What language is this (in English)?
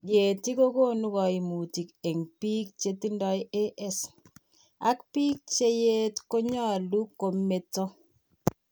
Kalenjin